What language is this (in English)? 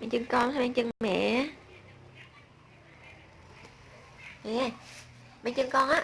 Vietnamese